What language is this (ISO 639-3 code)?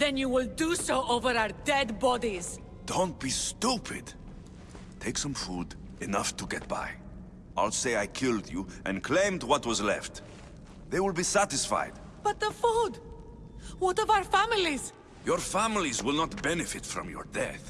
eng